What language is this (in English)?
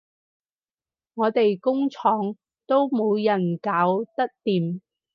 Cantonese